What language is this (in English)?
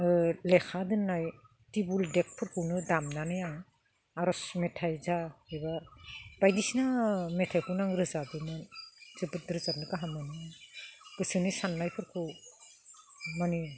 Bodo